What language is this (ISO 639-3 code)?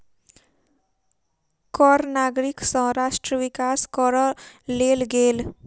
mai